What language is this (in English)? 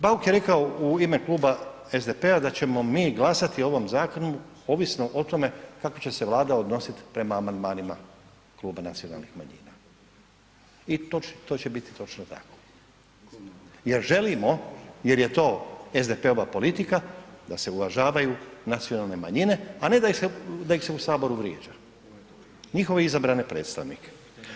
Croatian